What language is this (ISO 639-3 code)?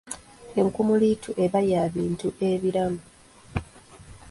lug